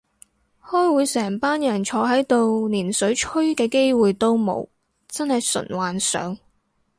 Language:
Cantonese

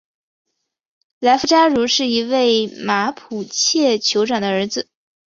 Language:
Chinese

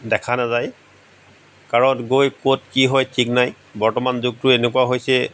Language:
Assamese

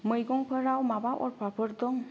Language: Bodo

